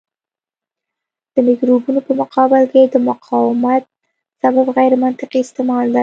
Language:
Pashto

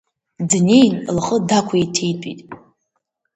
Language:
Abkhazian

